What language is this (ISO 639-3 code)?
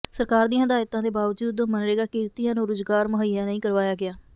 pan